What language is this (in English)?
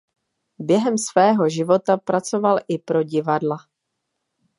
Czech